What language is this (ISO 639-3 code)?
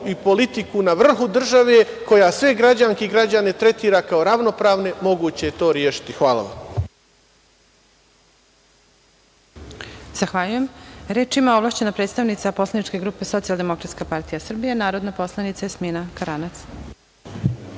srp